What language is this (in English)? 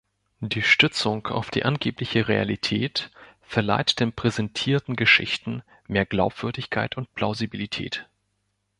German